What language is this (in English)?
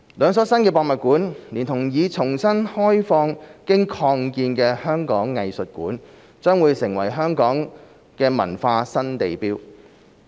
Cantonese